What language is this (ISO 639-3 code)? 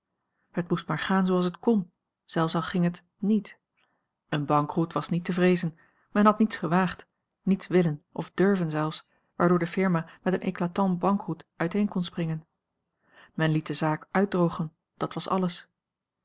nld